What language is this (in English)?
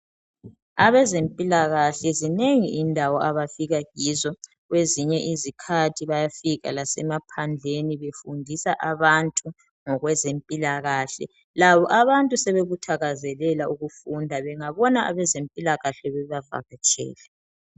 North Ndebele